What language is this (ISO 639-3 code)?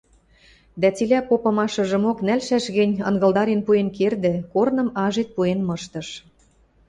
mrj